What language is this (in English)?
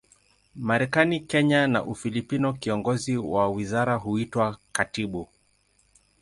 Swahili